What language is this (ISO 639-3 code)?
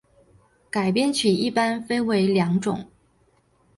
zho